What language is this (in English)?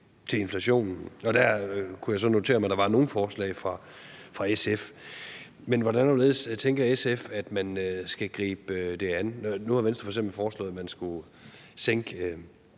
Danish